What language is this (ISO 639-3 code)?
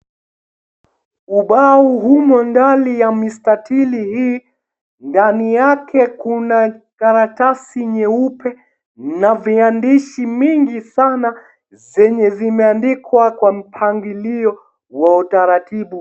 swa